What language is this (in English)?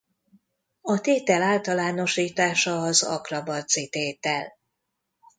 Hungarian